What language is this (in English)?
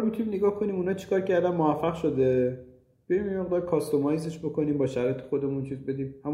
Persian